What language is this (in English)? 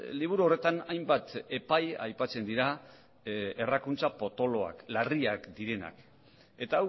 Basque